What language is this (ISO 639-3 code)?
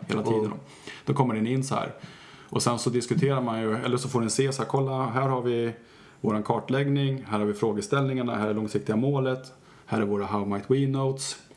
swe